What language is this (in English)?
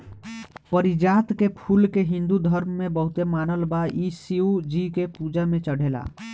Bhojpuri